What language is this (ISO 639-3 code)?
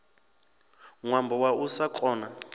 ven